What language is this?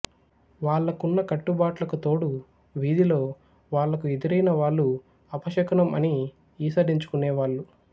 Telugu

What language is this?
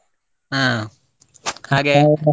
Kannada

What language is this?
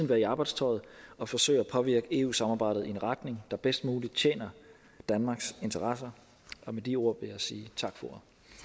Danish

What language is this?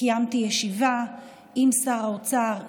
Hebrew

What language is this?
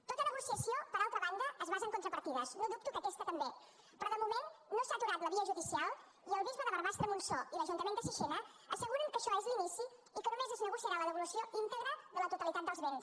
Catalan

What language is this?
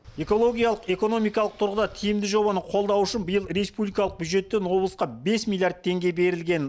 Kazakh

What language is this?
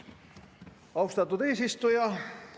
Estonian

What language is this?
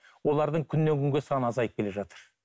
Kazakh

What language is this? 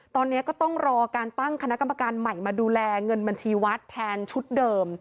Thai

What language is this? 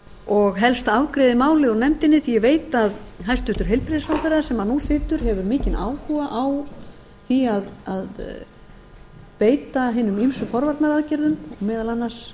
Icelandic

